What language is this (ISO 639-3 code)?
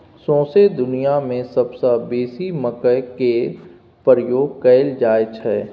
mai